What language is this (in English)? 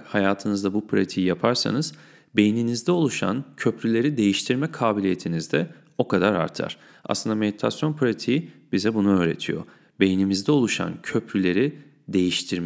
Turkish